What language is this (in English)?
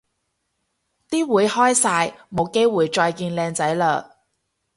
Cantonese